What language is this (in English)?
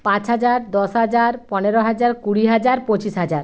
Bangla